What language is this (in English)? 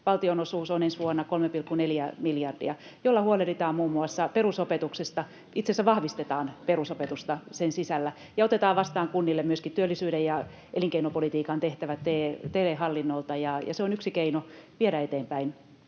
Finnish